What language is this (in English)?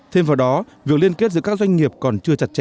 Vietnamese